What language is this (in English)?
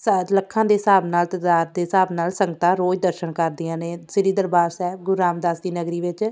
Punjabi